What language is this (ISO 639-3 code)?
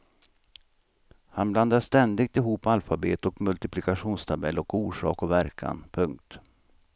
swe